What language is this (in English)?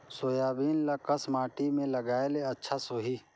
Chhattisgarhi